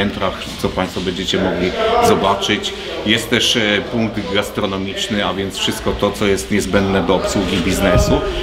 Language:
Polish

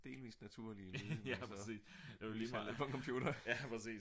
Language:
Danish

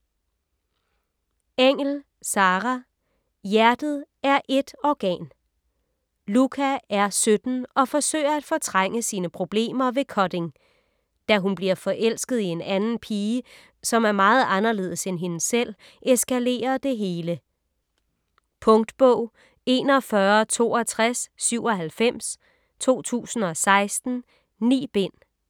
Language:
Danish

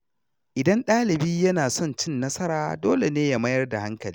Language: Hausa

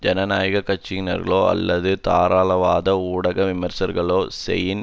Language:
Tamil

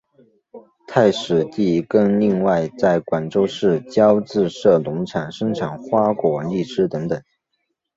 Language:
Chinese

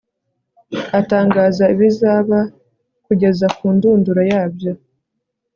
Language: Kinyarwanda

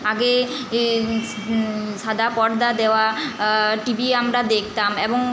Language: Bangla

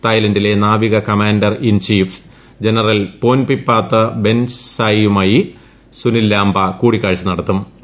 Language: Malayalam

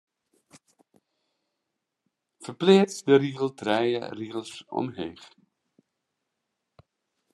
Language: Western Frisian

